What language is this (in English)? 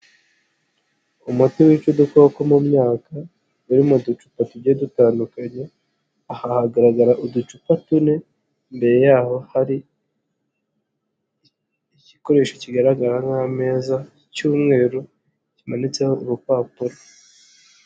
Kinyarwanda